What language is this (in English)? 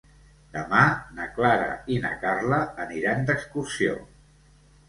Catalan